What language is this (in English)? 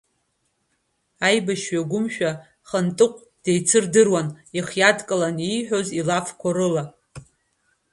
Abkhazian